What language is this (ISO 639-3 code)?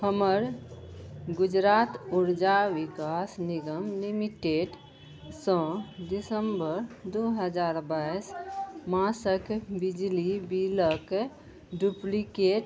mai